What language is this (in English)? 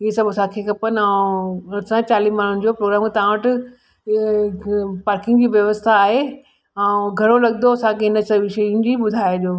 Sindhi